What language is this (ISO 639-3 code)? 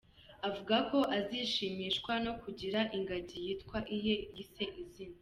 kin